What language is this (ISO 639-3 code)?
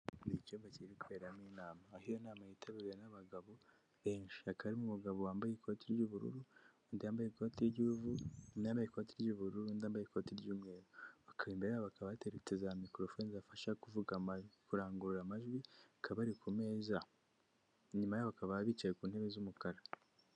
kin